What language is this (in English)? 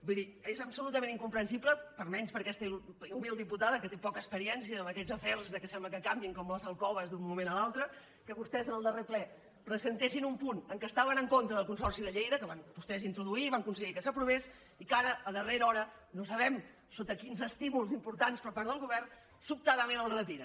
Catalan